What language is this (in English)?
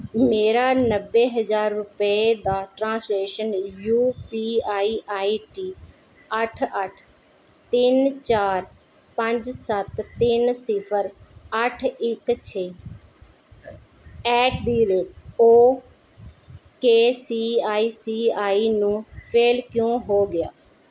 Punjabi